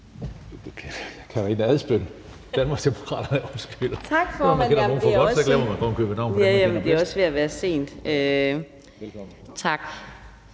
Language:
Danish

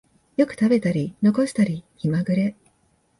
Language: Japanese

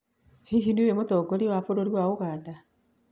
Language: Kikuyu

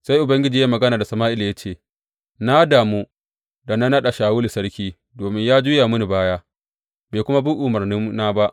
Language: Hausa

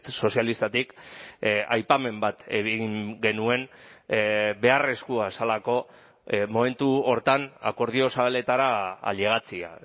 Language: Basque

